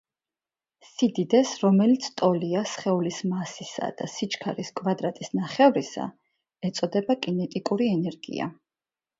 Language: Georgian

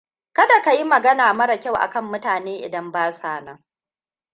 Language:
Hausa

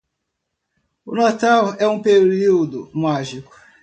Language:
Portuguese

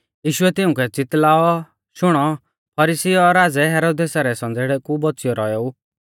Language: Mahasu Pahari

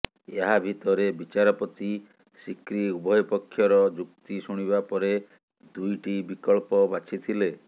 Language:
Odia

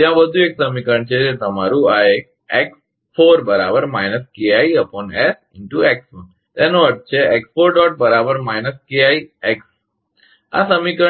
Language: Gujarati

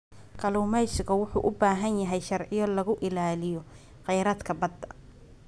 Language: Somali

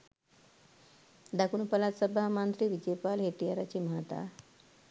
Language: Sinhala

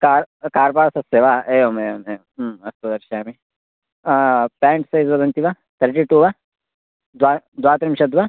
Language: Sanskrit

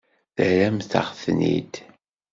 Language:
Kabyle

